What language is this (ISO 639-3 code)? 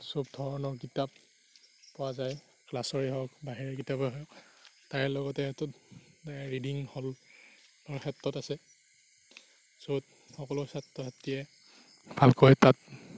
asm